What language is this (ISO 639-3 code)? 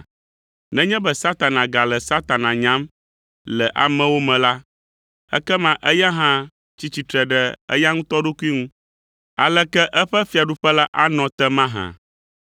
ewe